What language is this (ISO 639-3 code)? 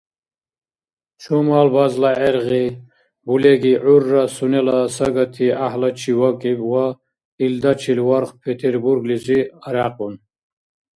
dar